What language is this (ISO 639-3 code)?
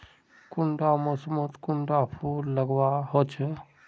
mag